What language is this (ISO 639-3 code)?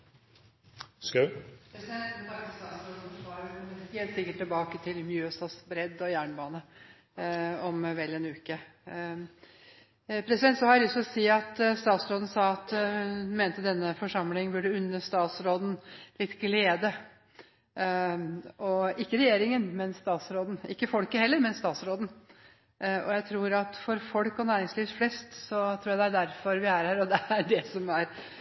nor